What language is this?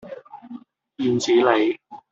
Cantonese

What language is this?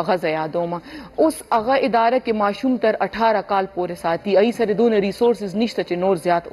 Romanian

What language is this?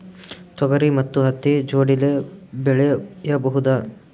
Kannada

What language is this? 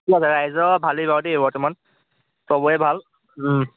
Assamese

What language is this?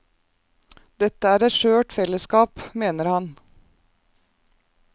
Norwegian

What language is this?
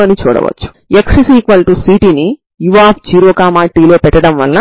Telugu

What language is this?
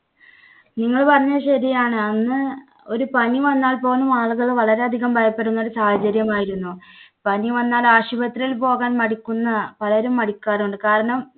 Malayalam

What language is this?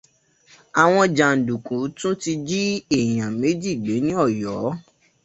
Yoruba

